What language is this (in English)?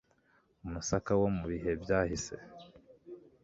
Kinyarwanda